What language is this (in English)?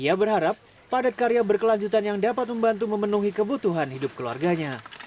Indonesian